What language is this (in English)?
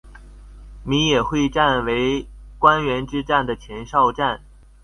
Chinese